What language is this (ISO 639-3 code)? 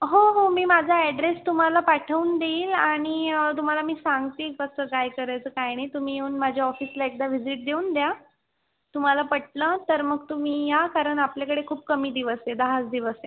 mar